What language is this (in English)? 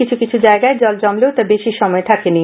Bangla